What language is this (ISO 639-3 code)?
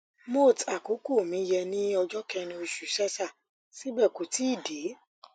yor